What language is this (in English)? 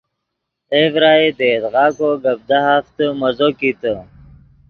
Yidgha